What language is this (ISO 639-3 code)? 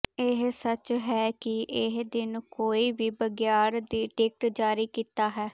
pan